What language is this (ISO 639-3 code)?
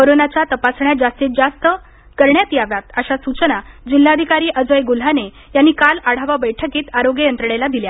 mar